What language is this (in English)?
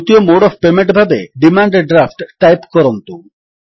Odia